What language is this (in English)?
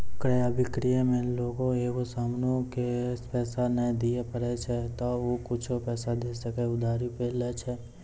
Maithili